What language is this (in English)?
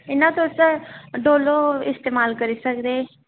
Dogri